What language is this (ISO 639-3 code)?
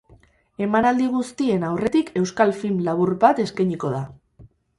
eus